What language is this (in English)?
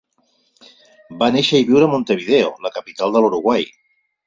Catalan